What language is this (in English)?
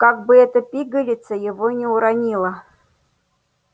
Russian